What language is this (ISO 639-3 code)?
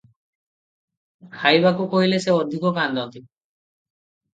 ori